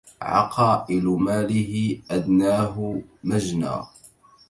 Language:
Arabic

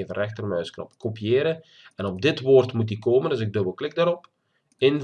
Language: Dutch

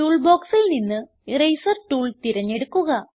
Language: Malayalam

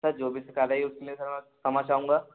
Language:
Hindi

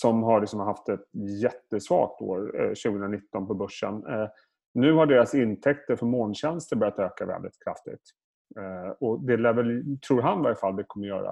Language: Swedish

